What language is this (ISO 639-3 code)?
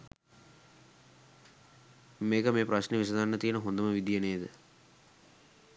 sin